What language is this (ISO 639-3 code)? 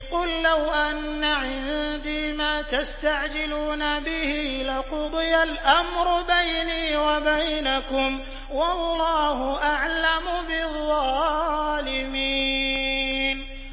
ara